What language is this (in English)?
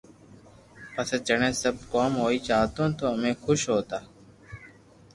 Loarki